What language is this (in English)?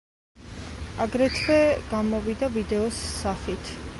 Georgian